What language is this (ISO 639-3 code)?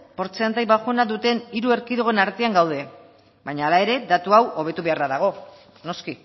eus